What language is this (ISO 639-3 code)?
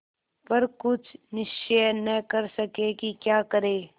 hin